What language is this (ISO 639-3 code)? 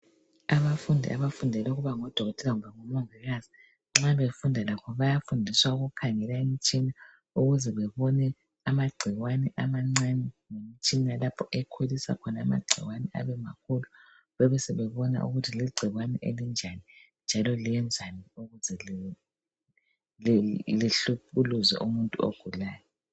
nde